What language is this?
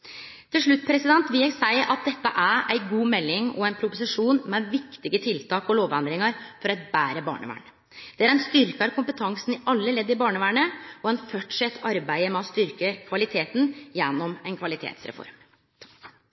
Norwegian Nynorsk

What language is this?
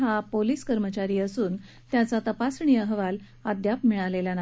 Marathi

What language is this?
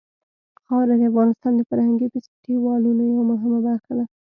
Pashto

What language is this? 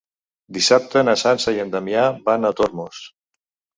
Catalan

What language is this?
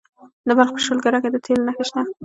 Pashto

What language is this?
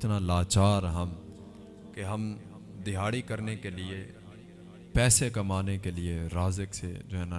Urdu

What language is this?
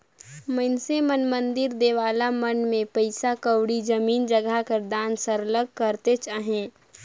Chhattisgarhi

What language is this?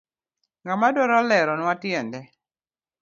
Luo (Kenya and Tanzania)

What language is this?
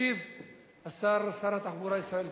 Hebrew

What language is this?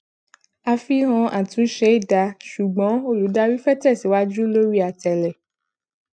Yoruba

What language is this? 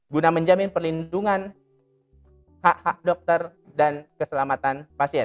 Indonesian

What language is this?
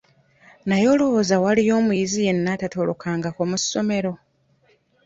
Ganda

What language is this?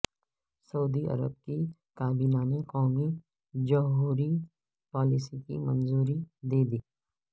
Urdu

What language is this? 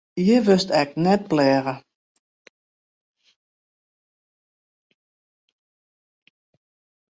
Western Frisian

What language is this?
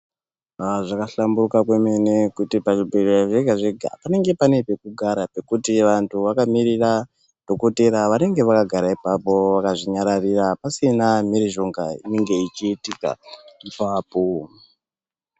Ndau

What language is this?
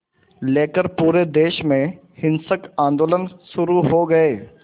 Hindi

